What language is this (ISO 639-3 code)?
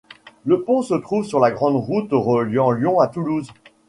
fra